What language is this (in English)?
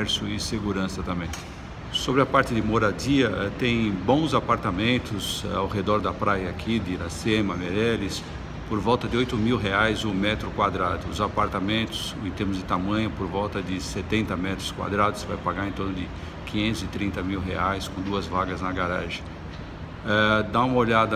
Portuguese